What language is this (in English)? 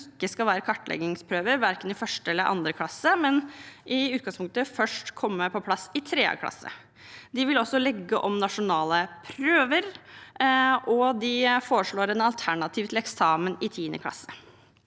Norwegian